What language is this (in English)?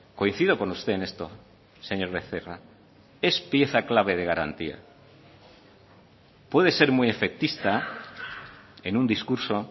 Spanish